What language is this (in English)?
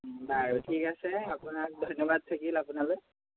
Assamese